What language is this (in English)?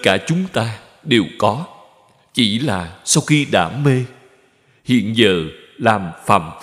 Vietnamese